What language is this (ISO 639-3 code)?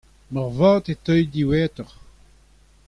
bre